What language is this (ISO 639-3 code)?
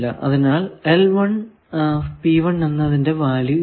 mal